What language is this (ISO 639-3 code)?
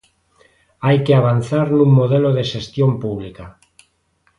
glg